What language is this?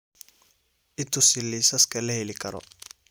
Somali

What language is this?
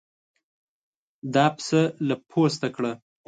Pashto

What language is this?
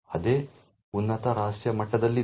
Kannada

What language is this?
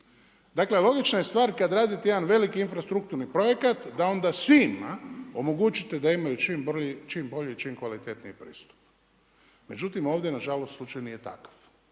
Croatian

